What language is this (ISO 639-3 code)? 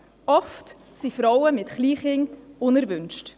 gsw